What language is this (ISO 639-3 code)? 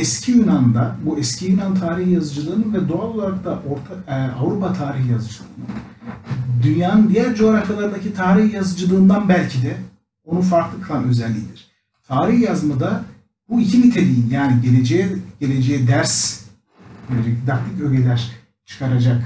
tur